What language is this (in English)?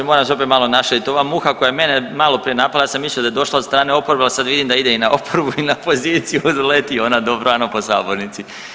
Croatian